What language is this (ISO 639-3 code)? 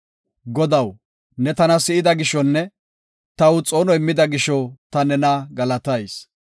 gof